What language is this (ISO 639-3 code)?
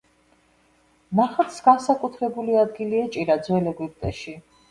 kat